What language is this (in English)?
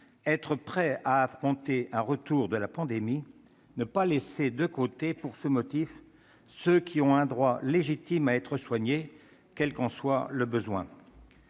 French